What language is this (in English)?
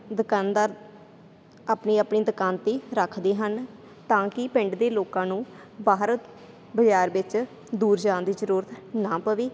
Punjabi